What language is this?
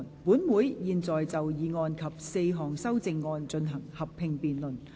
Cantonese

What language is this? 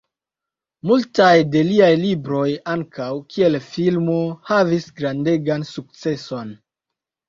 Esperanto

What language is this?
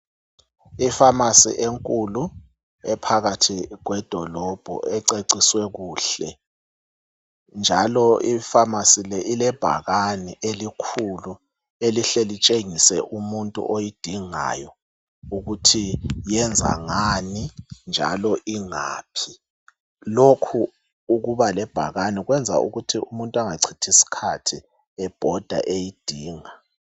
North Ndebele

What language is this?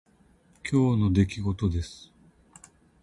Japanese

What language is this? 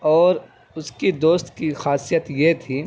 Urdu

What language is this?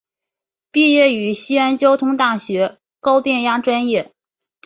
Chinese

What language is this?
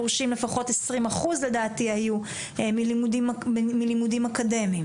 Hebrew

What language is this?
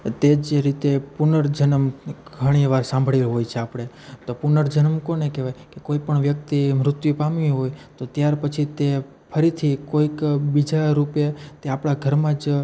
Gujarati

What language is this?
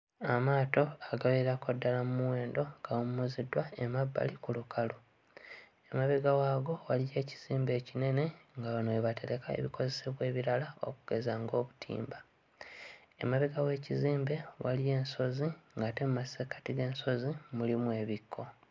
Ganda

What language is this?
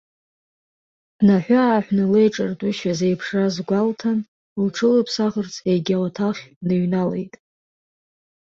Abkhazian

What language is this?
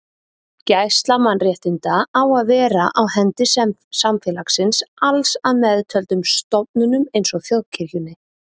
Icelandic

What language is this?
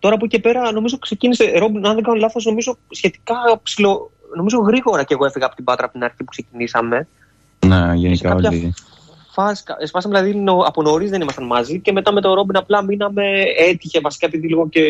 Greek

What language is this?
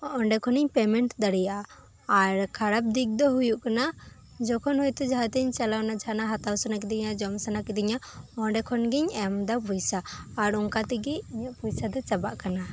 Santali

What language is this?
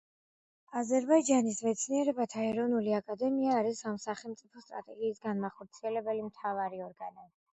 Georgian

